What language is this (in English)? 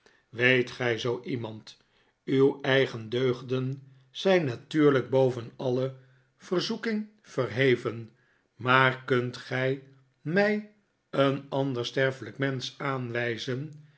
Dutch